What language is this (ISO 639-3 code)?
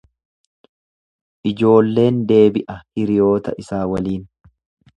orm